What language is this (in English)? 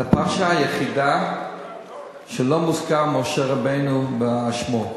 Hebrew